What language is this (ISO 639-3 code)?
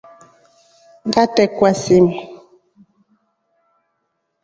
rof